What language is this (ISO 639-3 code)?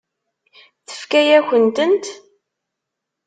kab